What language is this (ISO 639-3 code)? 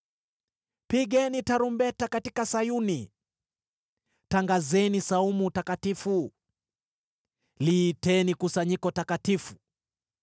swa